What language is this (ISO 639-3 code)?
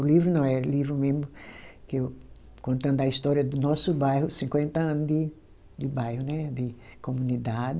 por